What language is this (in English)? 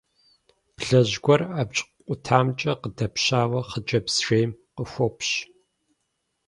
Kabardian